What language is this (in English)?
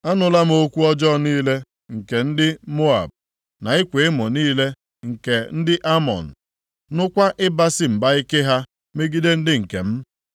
Igbo